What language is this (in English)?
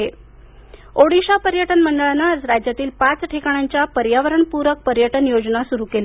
Marathi